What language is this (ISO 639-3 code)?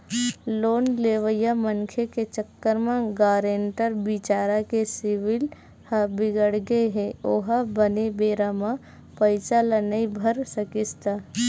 hne